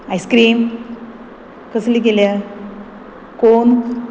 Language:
Konkani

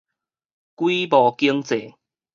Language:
Min Nan Chinese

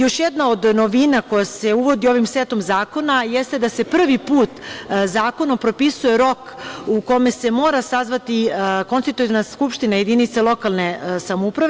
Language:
Serbian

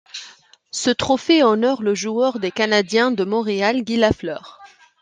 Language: French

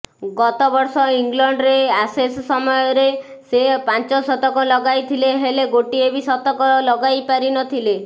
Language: Odia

